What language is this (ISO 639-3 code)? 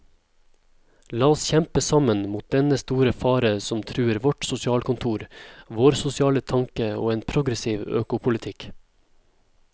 nor